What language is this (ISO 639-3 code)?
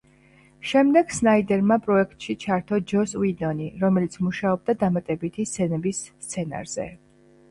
kat